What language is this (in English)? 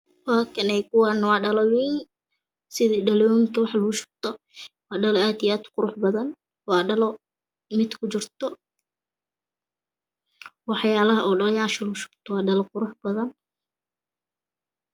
Somali